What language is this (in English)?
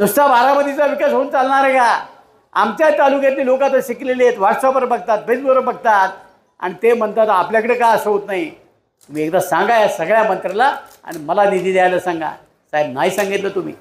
Marathi